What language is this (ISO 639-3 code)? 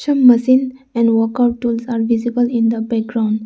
eng